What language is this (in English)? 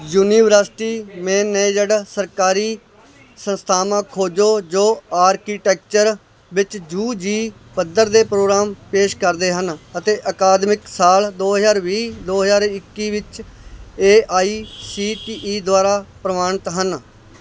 Punjabi